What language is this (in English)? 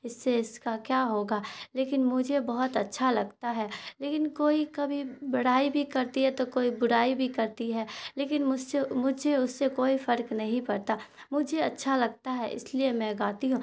Urdu